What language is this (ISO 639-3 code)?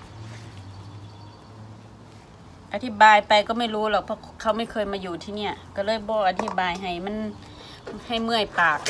tha